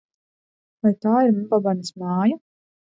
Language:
Latvian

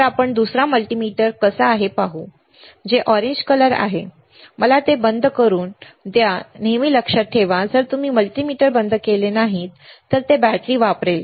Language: Marathi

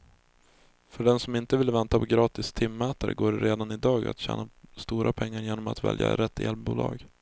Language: Swedish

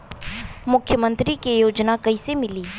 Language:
Bhojpuri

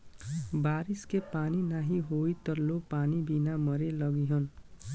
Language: Bhojpuri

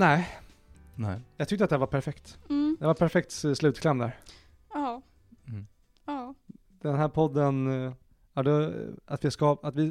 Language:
Swedish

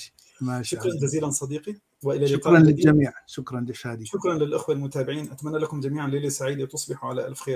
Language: Arabic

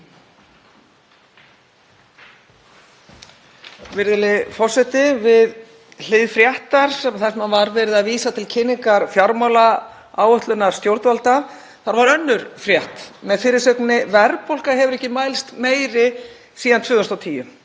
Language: Icelandic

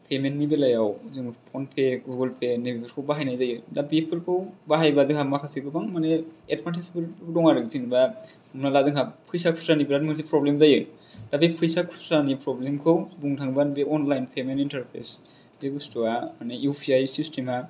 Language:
Bodo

